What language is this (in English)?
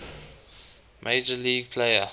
English